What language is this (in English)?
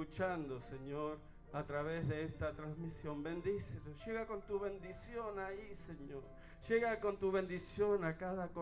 Spanish